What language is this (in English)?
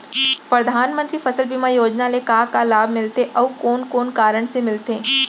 Chhattisgarhi